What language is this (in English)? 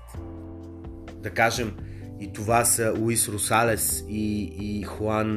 Bulgarian